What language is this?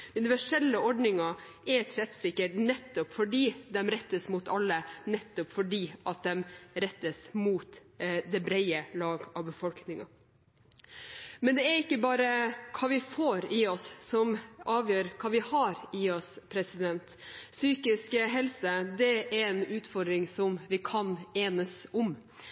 Norwegian Bokmål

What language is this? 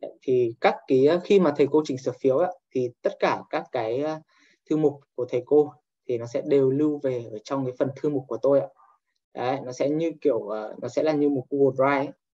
Vietnamese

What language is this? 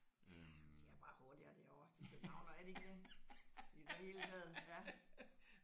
Danish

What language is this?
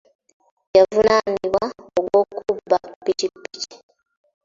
Ganda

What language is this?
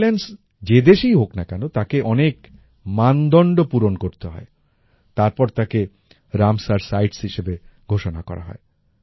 Bangla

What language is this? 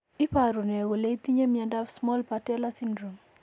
Kalenjin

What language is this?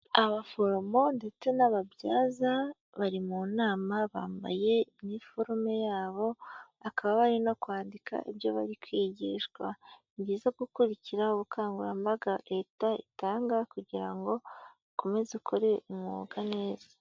Kinyarwanda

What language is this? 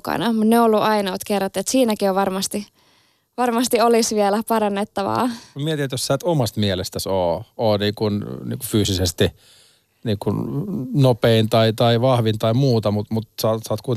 Finnish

